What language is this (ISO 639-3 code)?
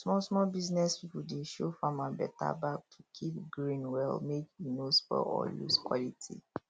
pcm